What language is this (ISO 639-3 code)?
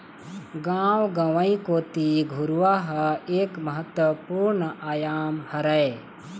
hne